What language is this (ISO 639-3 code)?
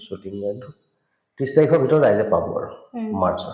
asm